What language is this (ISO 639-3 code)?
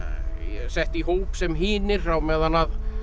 isl